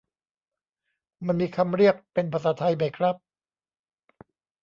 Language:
Thai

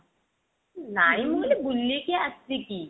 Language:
Odia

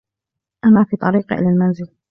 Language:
Arabic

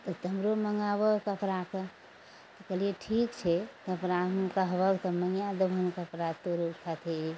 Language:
Maithili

